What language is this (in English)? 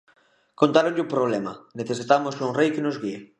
Galician